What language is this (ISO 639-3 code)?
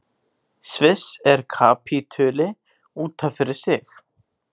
isl